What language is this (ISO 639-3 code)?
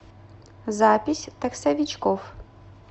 rus